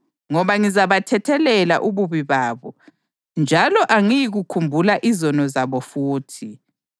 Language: North Ndebele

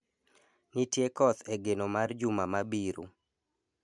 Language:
Luo (Kenya and Tanzania)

